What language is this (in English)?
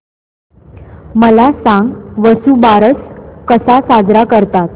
Marathi